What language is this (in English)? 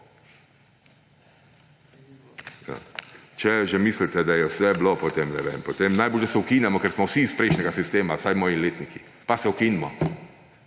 Slovenian